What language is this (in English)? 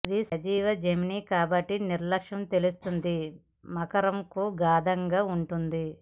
Telugu